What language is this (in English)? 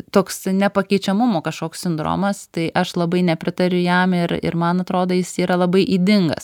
Lithuanian